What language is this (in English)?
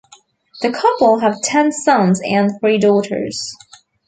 English